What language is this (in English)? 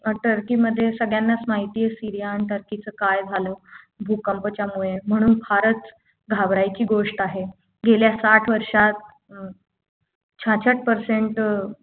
Marathi